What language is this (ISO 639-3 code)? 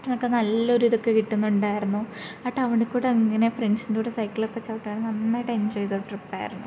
mal